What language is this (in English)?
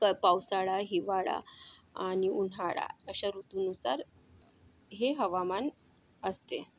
Marathi